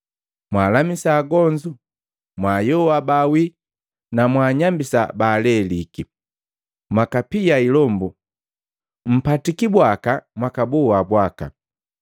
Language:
Matengo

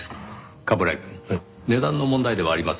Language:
Japanese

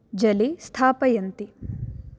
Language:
Sanskrit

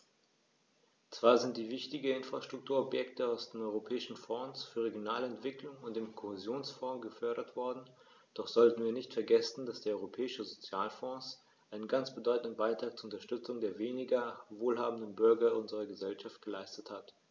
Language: German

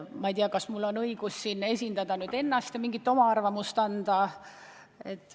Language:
Estonian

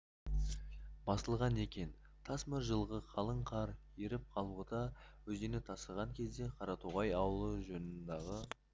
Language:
Kazakh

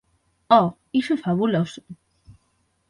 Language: Galician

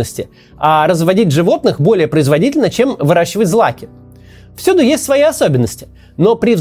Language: Russian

